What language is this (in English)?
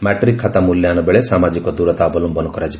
Odia